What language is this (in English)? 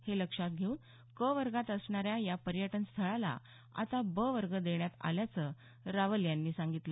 Marathi